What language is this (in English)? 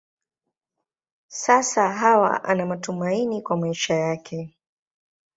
Swahili